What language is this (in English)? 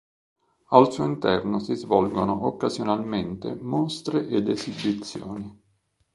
Italian